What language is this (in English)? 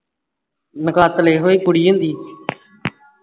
Punjabi